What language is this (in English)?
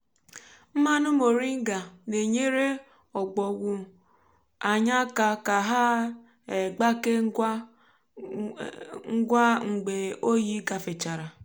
Igbo